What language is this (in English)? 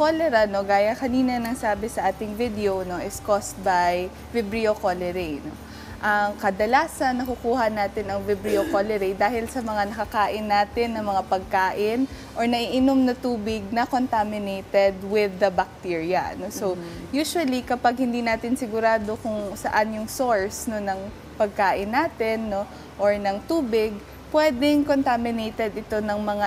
Filipino